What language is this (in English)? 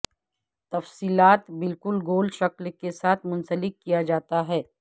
Urdu